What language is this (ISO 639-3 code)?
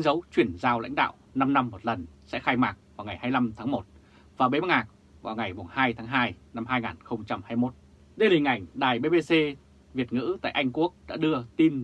vie